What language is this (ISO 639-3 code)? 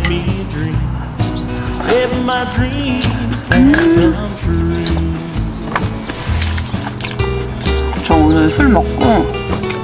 kor